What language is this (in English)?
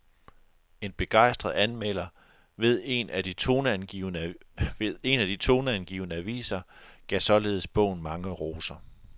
Danish